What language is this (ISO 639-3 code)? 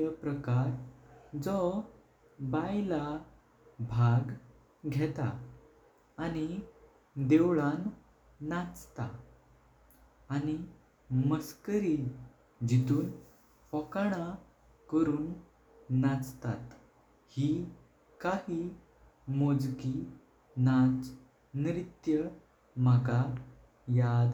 kok